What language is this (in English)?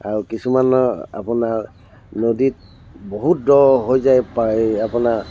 Assamese